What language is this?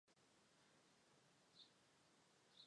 Chinese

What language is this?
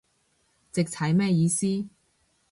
Cantonese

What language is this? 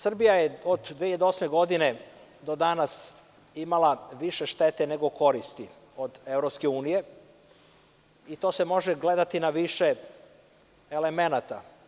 Serbian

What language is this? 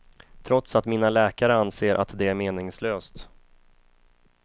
Swedish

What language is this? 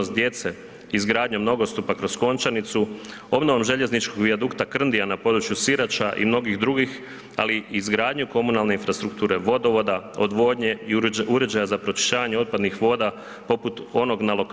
Croatian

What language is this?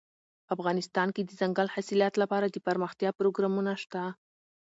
Pashto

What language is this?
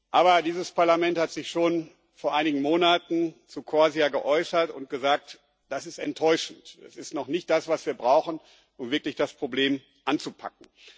German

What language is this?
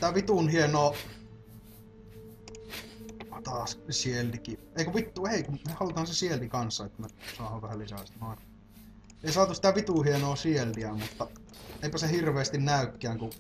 Finnish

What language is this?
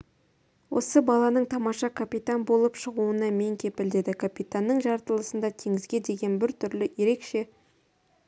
Kazakh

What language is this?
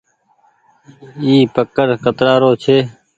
Goaria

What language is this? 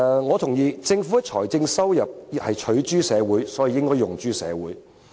Cantonese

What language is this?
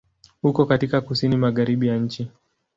Swahili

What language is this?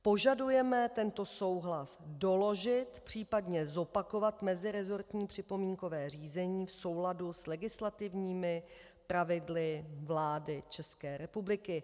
Czech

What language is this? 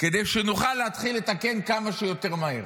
Hebrew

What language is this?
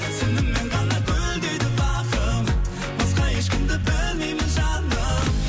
Kazakh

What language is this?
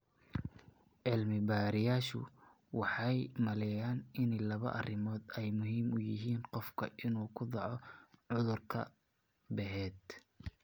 Somali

